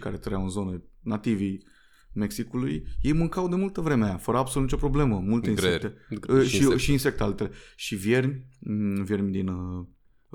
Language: Romanian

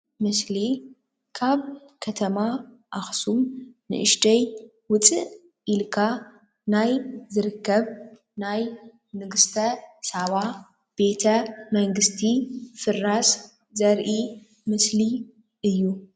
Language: Tigrinya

